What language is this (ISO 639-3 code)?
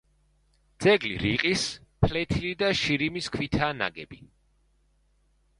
kat